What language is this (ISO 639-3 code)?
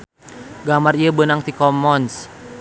sun